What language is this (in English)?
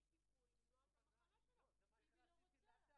Hebrew